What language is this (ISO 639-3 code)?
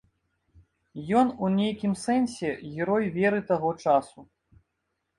bel